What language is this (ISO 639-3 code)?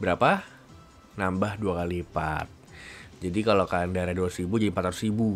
ind